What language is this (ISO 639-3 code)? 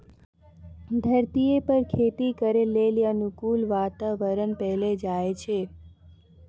mai